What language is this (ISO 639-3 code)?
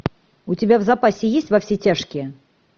rus